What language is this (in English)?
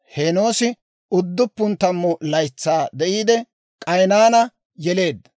Dawro